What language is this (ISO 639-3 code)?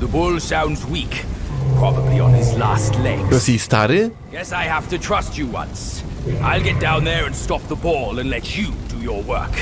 pol